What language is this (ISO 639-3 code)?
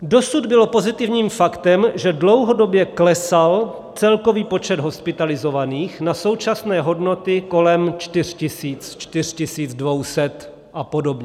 ces